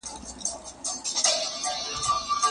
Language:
Pashto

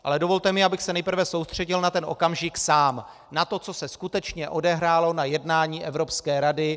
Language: Czech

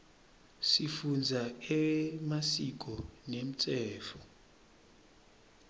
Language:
Swati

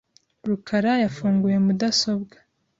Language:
Kinyarwanda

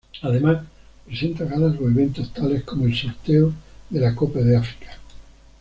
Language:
Spanish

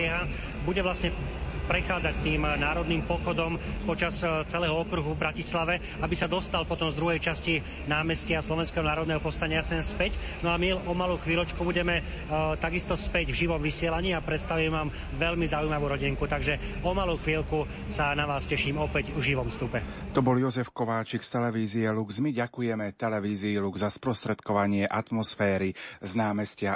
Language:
Slovak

